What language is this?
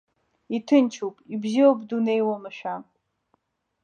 Abkhazian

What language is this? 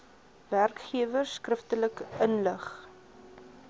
Afrikaans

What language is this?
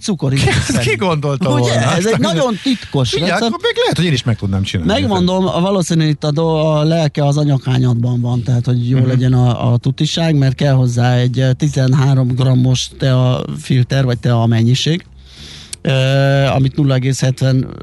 Hungarian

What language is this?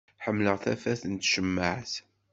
Kabyle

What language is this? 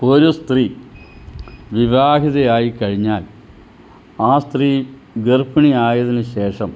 Malayalam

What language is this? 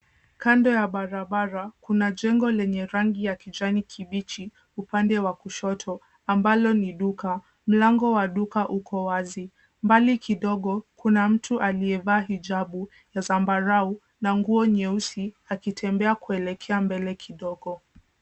Swahili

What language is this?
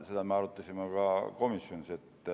Estonian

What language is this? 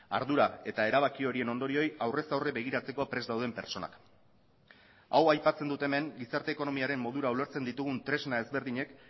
Basque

